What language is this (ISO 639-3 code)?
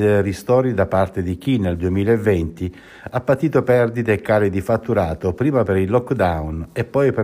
ita